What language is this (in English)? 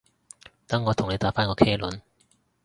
Cantonese